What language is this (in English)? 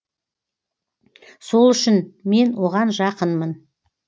Kazakh